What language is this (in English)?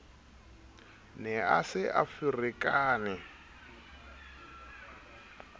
Southern Sotho